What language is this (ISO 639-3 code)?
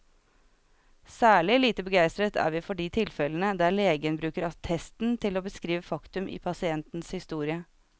nor